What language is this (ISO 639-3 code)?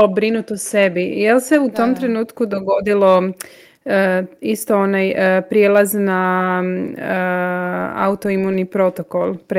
hrv